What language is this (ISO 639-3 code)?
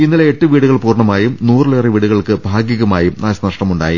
mal